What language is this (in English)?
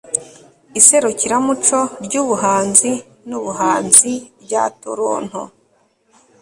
Kinyarwanda